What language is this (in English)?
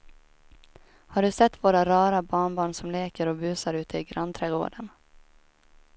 Swedish